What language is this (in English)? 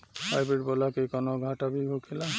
Bhojpuri